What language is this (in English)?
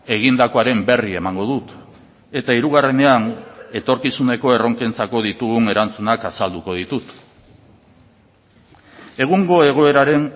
Basque